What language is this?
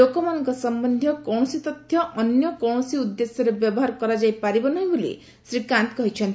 Odia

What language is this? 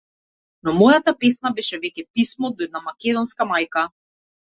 Macedonian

